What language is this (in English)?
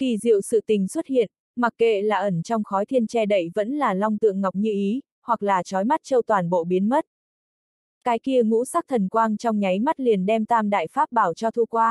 Vietnamese